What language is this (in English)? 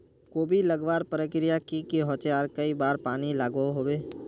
Magahi